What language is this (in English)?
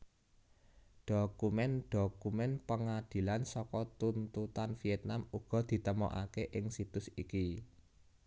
Javanese